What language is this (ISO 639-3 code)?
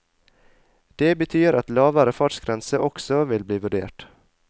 nor